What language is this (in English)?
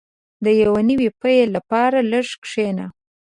Pashto